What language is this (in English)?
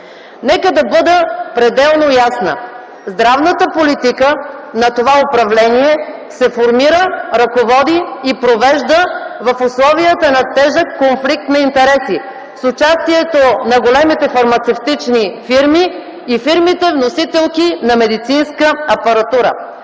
Bulgarian